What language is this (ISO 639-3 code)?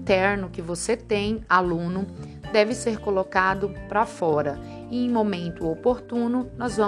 por